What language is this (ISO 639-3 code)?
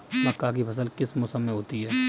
hin